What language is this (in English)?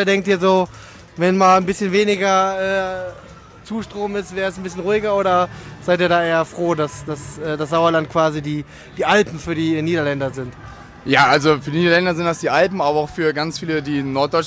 German